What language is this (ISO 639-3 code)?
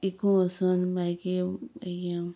kok